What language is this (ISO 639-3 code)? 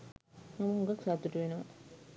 sin